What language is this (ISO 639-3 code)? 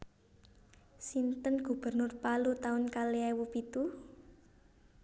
jav